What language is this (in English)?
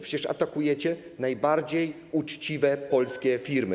Polish